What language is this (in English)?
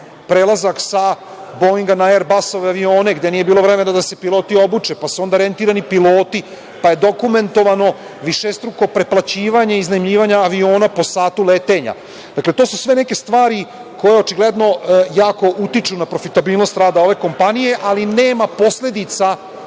Serbian